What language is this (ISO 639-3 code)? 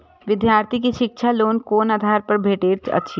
mai